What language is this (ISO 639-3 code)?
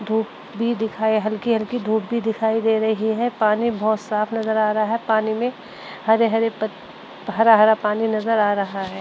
hin